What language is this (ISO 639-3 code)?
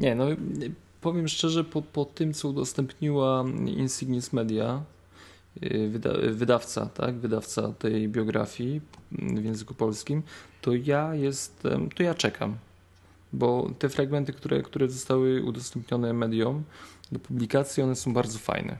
pol